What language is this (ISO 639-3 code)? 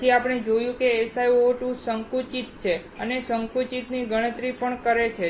guj